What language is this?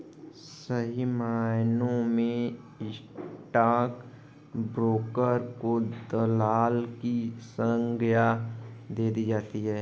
Hindi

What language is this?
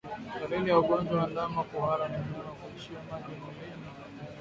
Swahili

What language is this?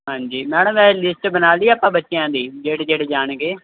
Punjabi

